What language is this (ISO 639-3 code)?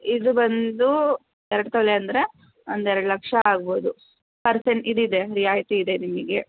kan